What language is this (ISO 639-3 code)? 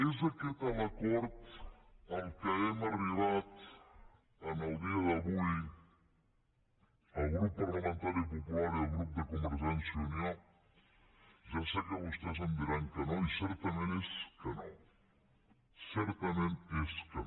cat